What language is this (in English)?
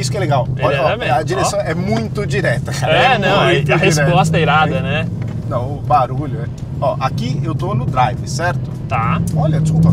Portuguese